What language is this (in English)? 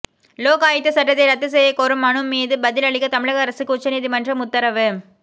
Tamil